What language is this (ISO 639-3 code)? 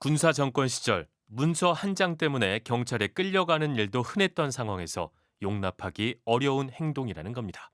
kor